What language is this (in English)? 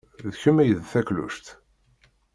Kabyle